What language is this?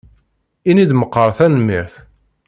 Kabyle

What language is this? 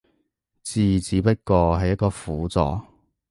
Cantonese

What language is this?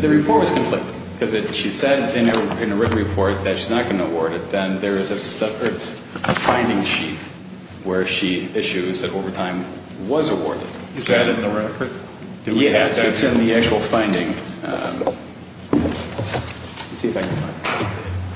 English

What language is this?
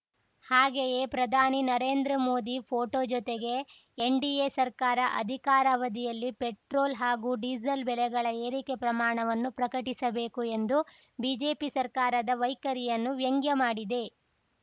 Kannada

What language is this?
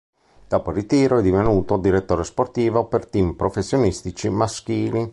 Italian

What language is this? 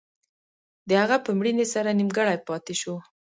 Pashto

